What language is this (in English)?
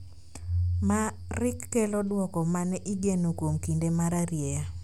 Luo (Kenya and Tanzania)